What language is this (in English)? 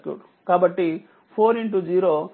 Telugu